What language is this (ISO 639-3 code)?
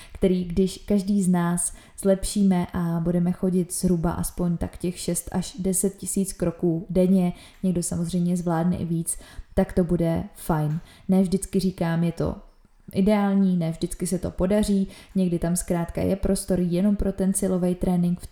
ces